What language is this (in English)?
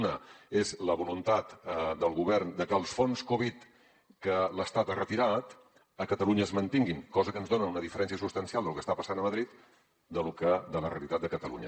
Catalan